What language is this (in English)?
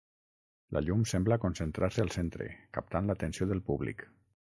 Catalan